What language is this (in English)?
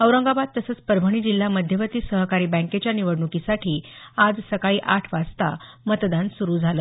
Marathi